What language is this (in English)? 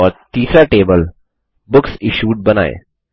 Hindi